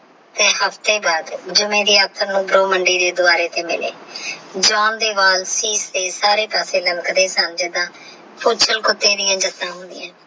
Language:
Punjabi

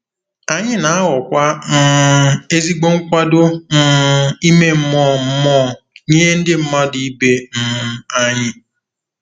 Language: Igbo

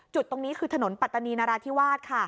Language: Thai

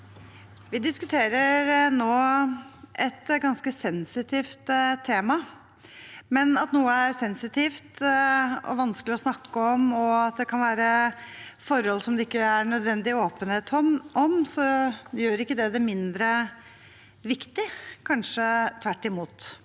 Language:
Norwegian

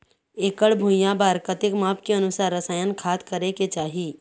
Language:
Chhattisgarhi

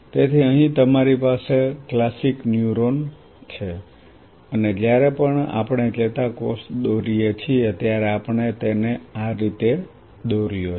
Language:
Gujarati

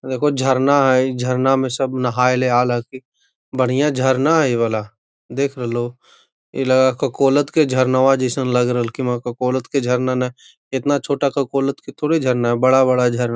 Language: Magahi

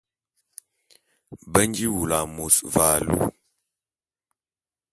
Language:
Bulu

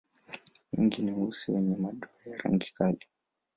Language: Swahili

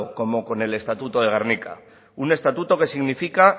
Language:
Spanish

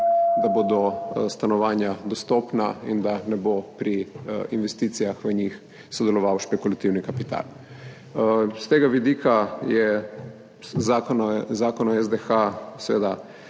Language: Slovenian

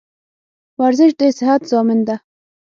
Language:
Pashto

